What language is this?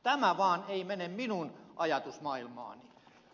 Finnish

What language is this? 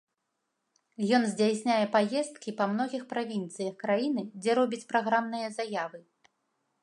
Belarusian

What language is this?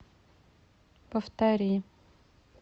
Russian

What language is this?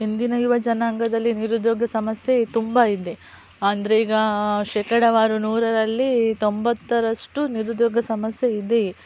Kannada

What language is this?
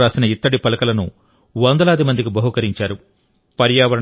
Telugu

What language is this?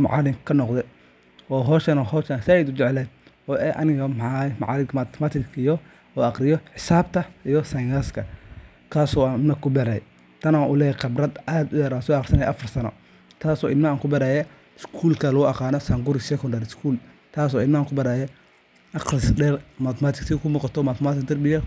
Somali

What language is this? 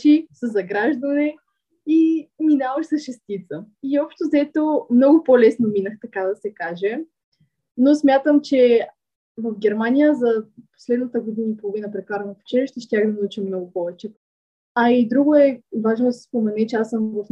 Bulgarian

